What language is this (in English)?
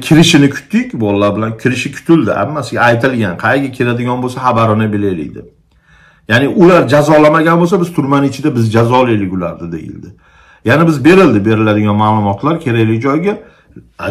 Turkish